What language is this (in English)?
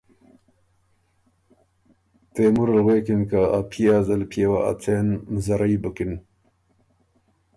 Ormuri